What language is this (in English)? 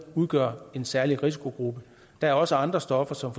Danish